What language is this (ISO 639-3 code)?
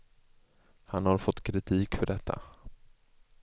swe